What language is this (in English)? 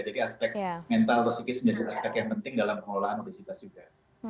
Indonesian